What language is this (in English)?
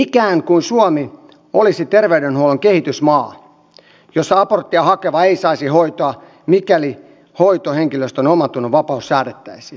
Finnish